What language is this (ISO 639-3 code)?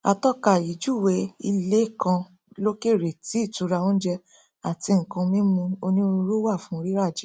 yor